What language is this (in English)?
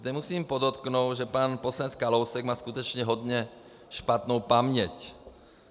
Czech